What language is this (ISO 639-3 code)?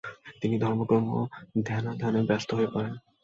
ben